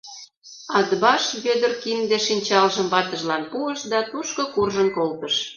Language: Mari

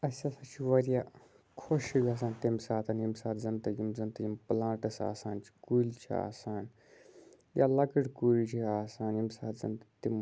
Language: Kashmiri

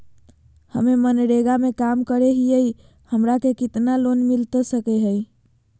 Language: Magahi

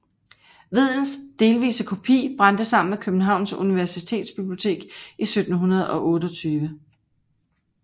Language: Danish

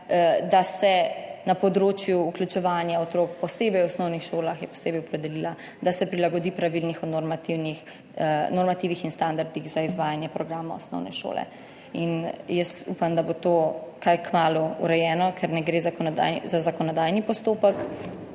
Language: Slovenian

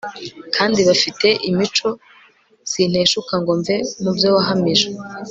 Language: Kinyarwanda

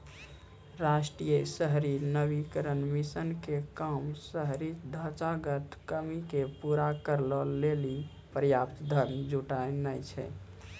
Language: Maithili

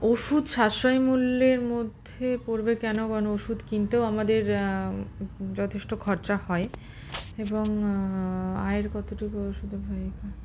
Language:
Bangla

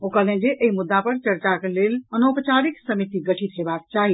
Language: Maithili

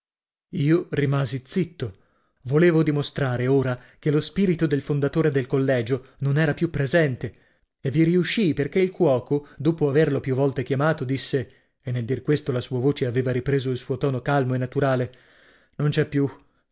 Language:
Italian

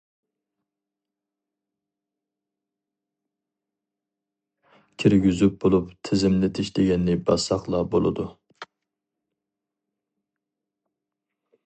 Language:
Uyghur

